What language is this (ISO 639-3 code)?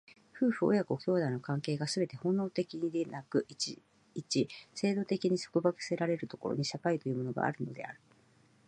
jpn